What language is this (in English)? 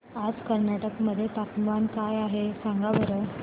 Marathi